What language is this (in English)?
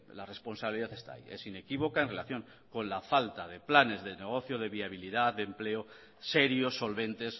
Spanish